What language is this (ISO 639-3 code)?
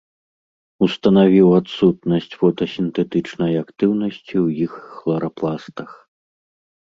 bel